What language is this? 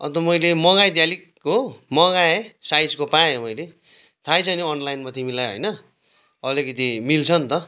Nepali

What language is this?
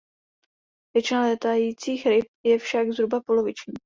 Czech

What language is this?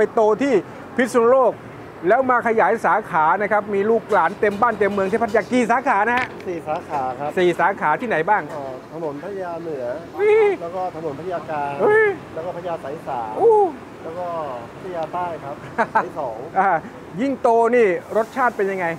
Thai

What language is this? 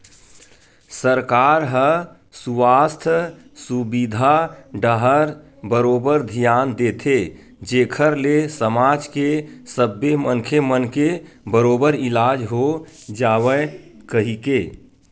Chhattisgarhi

